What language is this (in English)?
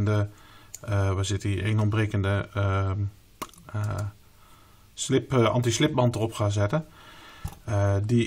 Dutch